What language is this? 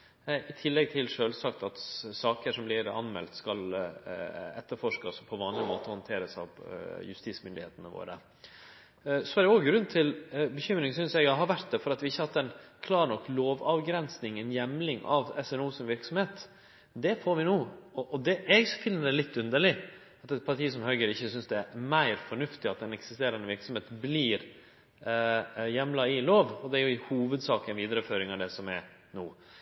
Norwegian Nynorsk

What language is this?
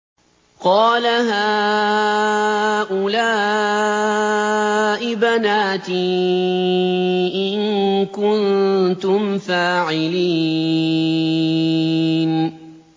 Arabic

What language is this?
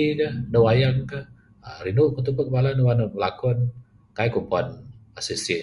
Bukar-Sadung Bidayuh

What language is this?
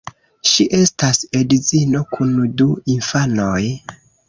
Esperanto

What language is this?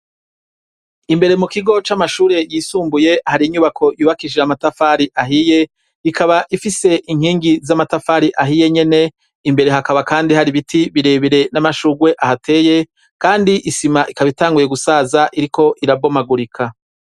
Rundi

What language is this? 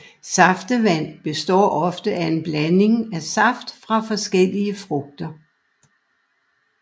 Danish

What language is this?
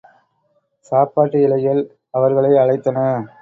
Tamil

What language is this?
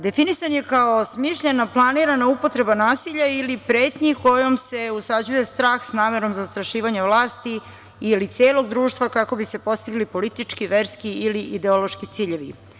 Serbian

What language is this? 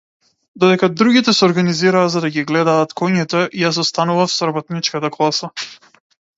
Macedonian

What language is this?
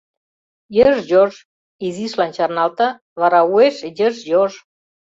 Mari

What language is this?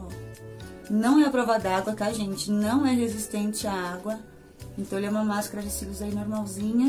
Portuguese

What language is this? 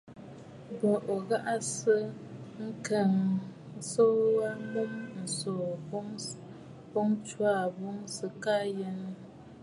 Bafut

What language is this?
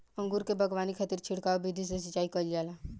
Bhojpuri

